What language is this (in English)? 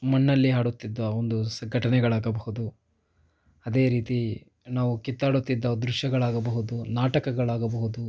Kannada